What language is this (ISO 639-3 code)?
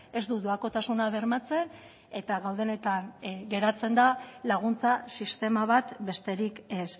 eus